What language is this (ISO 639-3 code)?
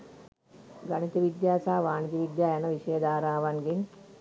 sin